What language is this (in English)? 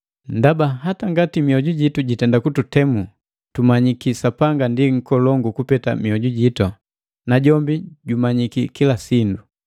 Matengo